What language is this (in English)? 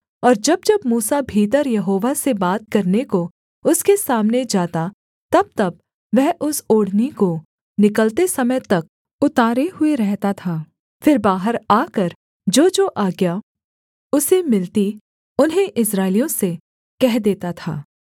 Hindi